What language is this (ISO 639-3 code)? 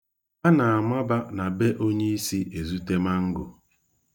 ibo